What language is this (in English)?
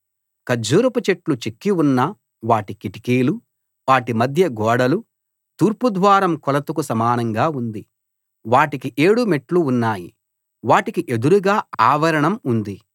Telugu